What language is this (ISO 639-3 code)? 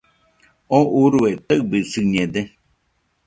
hux